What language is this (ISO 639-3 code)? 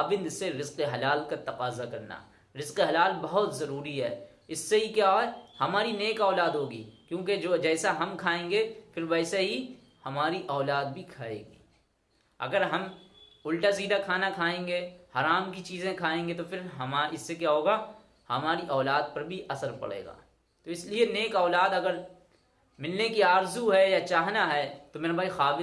hin